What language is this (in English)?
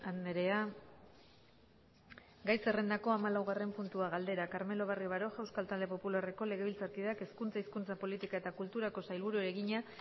Basque